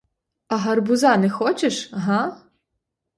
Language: Ukrainian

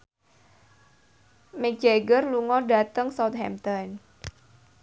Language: Javanese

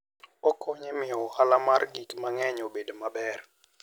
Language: Luo (Kenya and Tanzania)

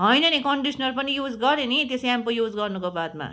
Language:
Nepali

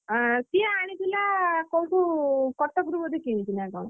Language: Odia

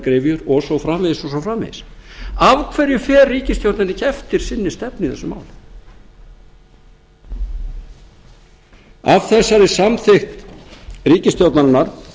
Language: Icelandic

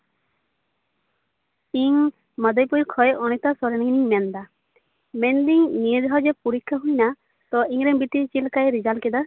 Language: Santali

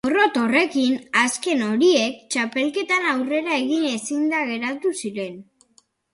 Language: Basque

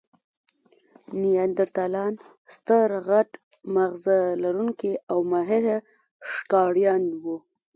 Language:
Pashto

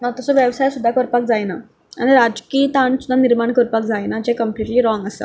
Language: Konkani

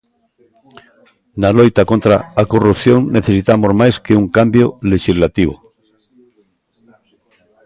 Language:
Galician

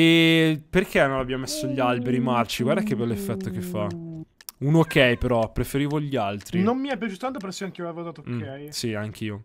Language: Italian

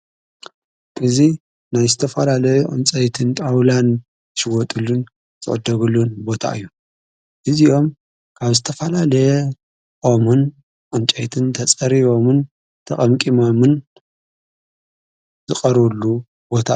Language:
Tigrinya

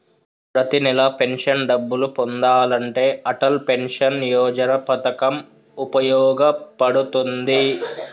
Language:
Telugu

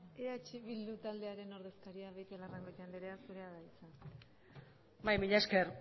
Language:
Basque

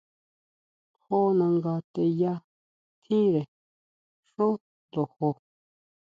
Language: Huautla Mazatec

